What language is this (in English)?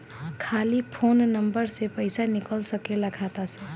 Bhojpuri